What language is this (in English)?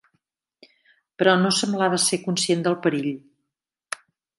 Catalan